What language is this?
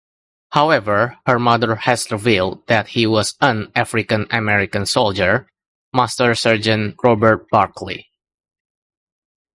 English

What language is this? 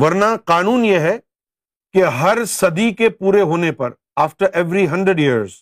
Urdu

